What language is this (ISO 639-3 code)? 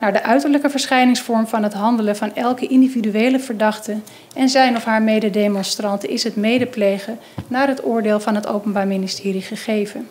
nld